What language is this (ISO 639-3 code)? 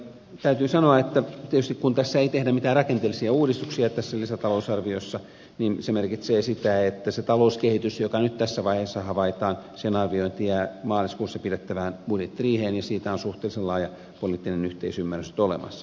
fin